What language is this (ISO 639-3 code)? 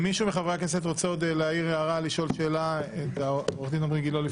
heb